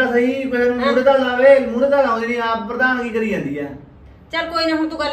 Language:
Punjabi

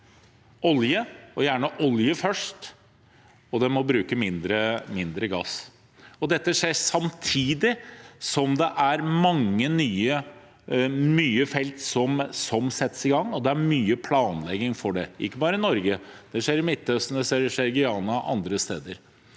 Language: Norwegian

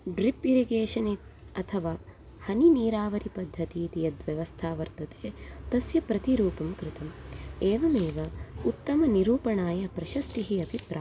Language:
Sanskrit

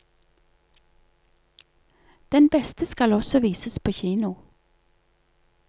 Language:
Norwegian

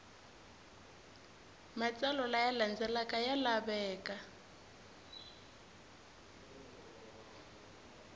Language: Tsonga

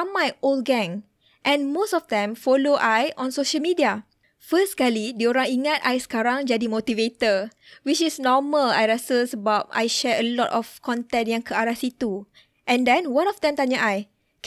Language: Malay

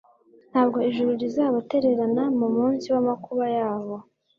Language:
Kinyarwanda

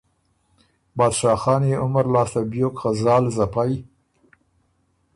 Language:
Ormuri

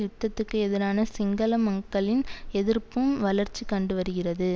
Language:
Tamil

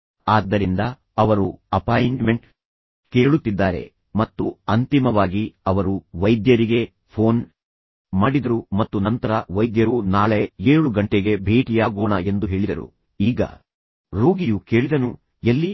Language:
Kannada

